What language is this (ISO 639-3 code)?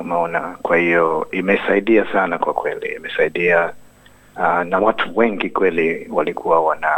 swa